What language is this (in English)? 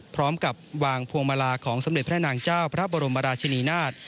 Thai